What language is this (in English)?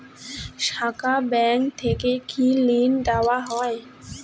Bangla